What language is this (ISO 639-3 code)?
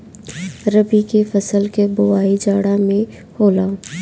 bho